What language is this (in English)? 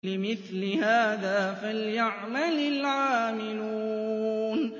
Arabic